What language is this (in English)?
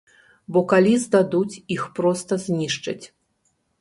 Belarusian